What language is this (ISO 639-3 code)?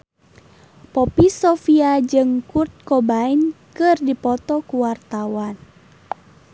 sun